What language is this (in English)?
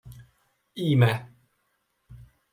Hungarian